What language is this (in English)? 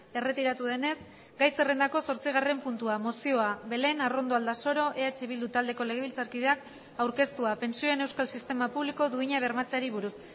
Basque